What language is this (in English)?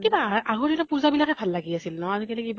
Assamese